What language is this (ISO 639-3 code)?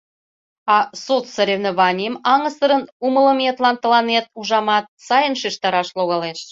chm